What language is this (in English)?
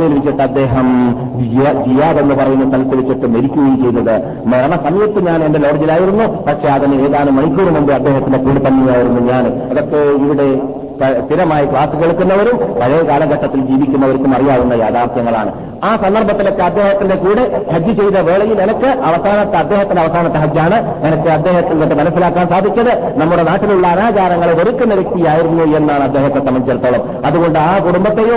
Malayalam